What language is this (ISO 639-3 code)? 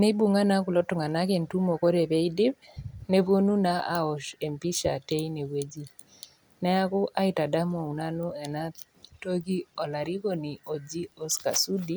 mas